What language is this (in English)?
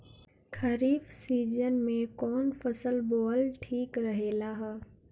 Bhojpuri